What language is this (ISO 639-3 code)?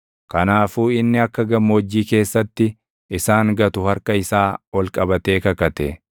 orm